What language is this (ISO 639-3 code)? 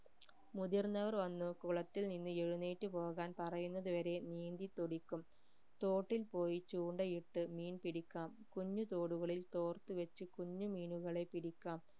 mal